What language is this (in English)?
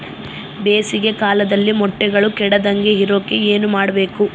Kannada